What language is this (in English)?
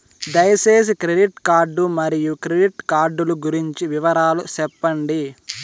Telugu